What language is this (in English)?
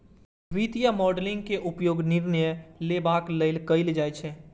Maithili